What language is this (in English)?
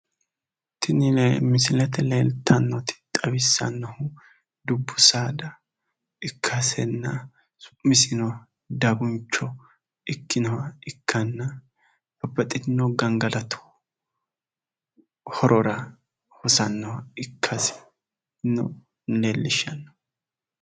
Sidamo